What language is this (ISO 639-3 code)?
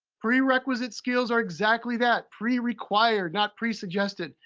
eng